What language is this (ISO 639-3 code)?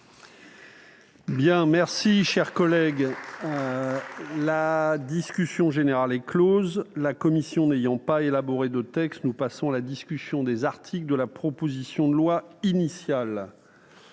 fra